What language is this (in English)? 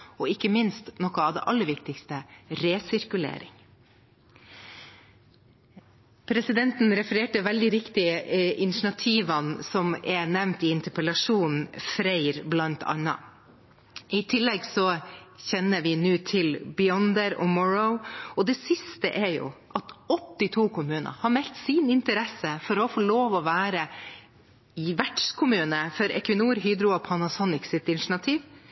Norwegian Bokmål